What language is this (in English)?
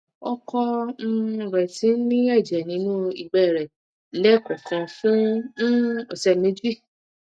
Yoruba